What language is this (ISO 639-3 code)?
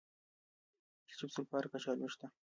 pus